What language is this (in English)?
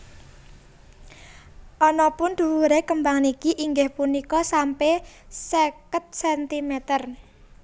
Javanese